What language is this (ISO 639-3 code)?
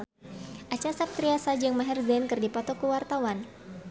sun